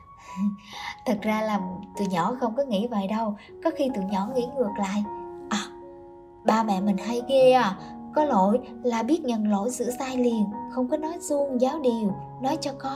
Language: Vietnamese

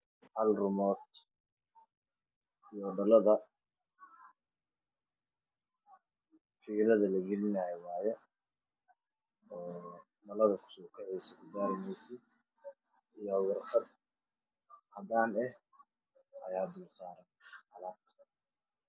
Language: Somali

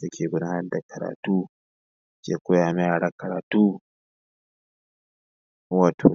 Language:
Hausa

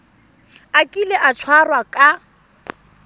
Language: Tswana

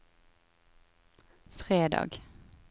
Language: Norwegian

